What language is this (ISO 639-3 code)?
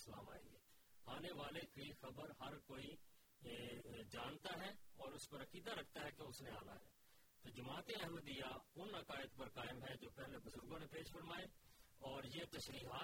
urd